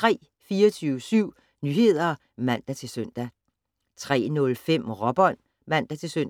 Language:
Danish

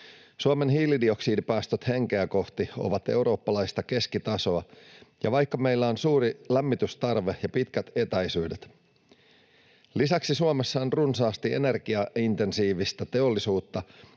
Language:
Finnish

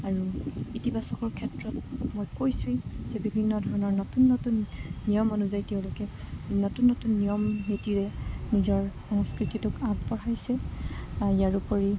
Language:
Assamese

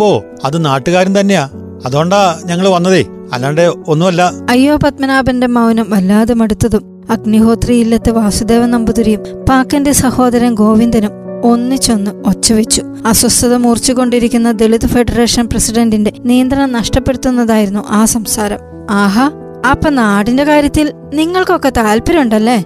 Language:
Malayalam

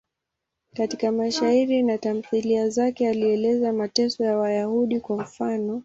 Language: Swahili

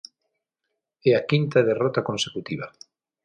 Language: Galician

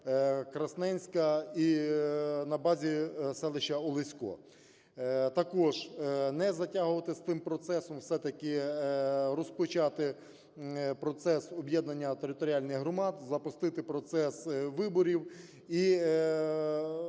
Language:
Ukrainian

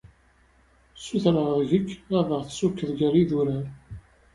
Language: Kabyle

